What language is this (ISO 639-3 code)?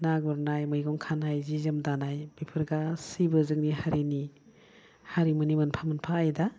brx